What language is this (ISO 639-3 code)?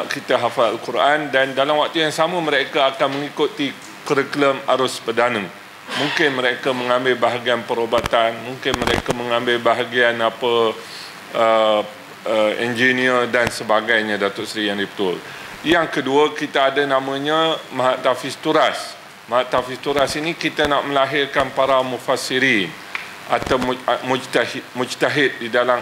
msa